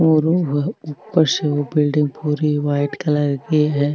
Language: Marwari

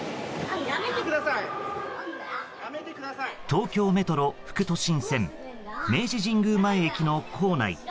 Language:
Japanese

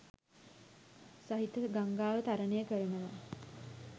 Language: Sinhala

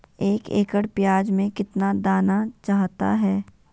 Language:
Magahi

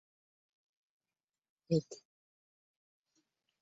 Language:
Ganda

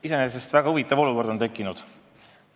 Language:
Estonian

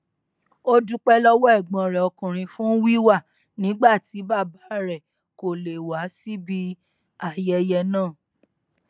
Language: Yoruba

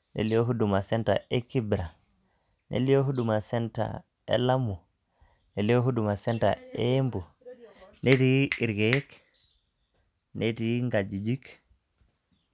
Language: Masai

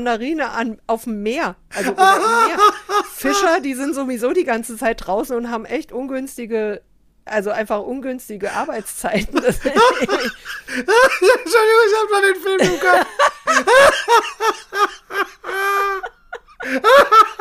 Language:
German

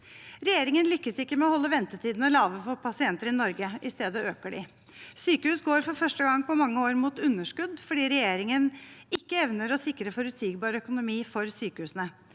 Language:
Norwegian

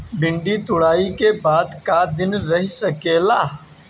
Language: Bhojpuri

